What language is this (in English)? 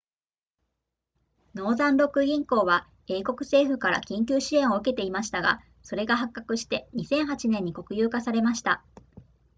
Japanese